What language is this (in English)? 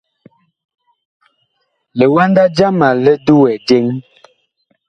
Bakoko